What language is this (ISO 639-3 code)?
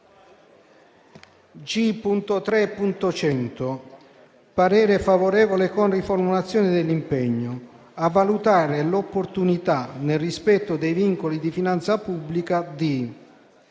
ita